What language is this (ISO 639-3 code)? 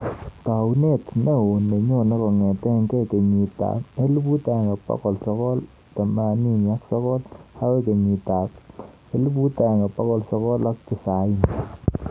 kln